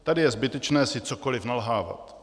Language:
Czech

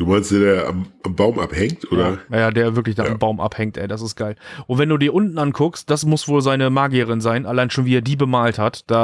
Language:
German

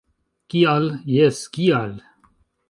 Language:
Esperanto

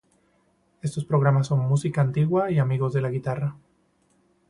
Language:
Spanish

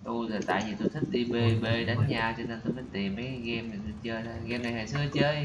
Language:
Vietnamese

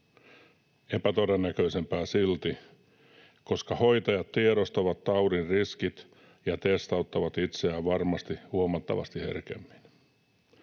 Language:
Finnish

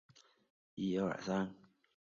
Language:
Chinese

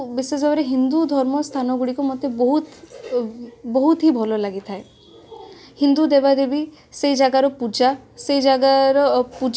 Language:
Odia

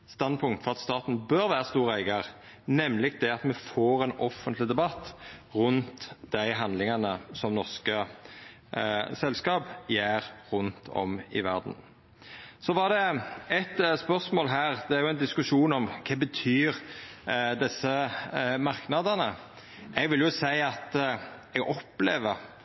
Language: Norwegian Nynorsk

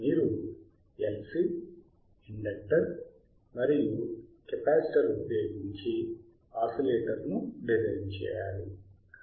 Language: Telugu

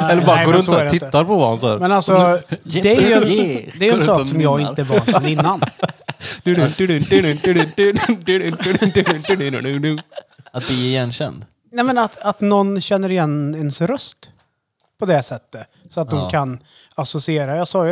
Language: Swedish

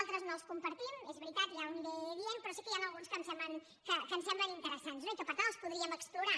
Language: Catalan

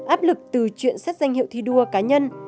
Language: Vietnamese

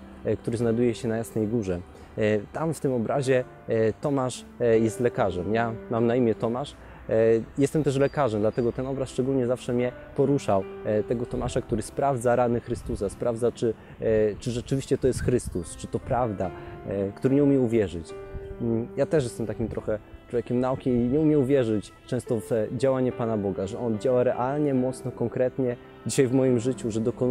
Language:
Polish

